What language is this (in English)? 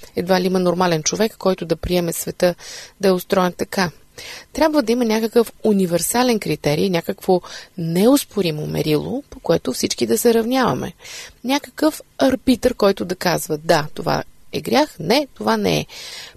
Bulgarian